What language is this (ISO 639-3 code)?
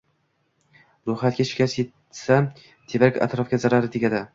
uzb